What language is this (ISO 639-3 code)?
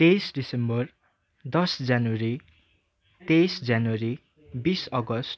nep